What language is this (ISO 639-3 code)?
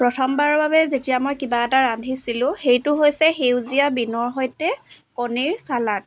asm